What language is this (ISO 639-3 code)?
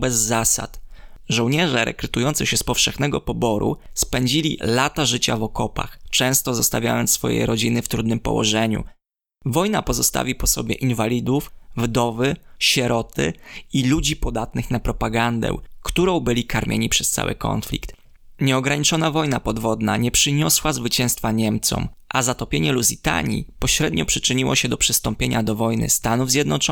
pol